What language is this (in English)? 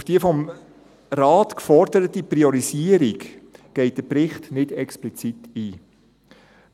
Swiss German